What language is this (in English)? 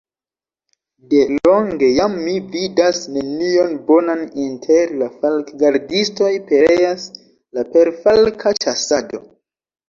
Esperanto